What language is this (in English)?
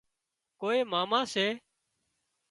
Wadiyara Koli